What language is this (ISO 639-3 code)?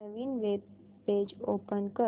mar